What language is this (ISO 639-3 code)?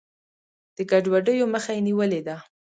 pus